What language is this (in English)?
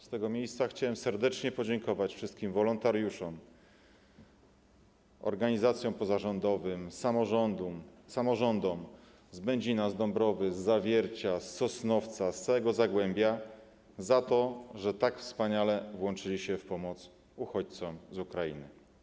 Polish